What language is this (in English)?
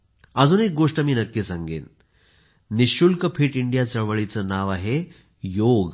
Marathi